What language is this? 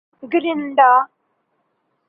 Urdu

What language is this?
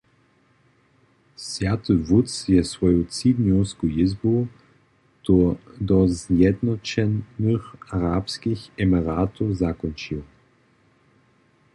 Upper Sorbian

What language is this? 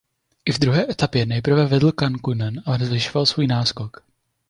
Czech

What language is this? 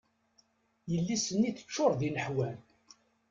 Kabyle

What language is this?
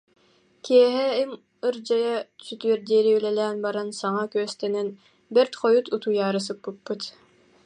Yakut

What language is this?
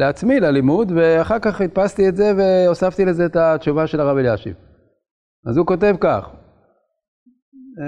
Hebrew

